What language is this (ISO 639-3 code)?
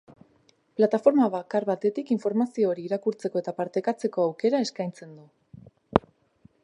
eus